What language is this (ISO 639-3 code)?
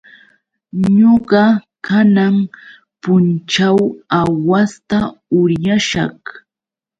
qux